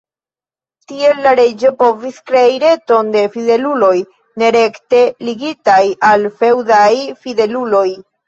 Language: Esperanto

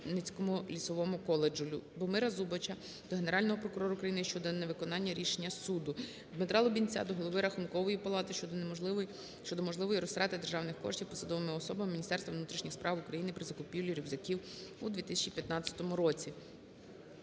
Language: Ukrainian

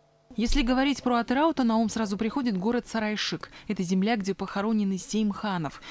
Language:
Russian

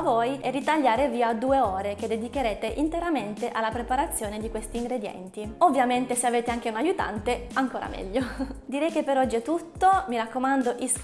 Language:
Italian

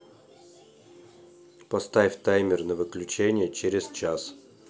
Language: Russian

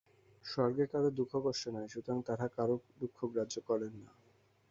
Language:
Bangla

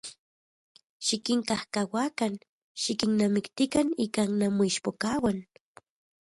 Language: Central Puebla Nahuatl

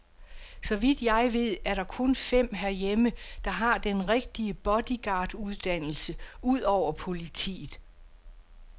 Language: Danish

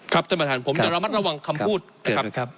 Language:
Thai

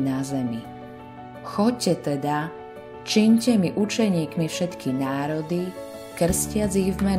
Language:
Slovak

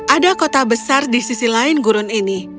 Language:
Indonesian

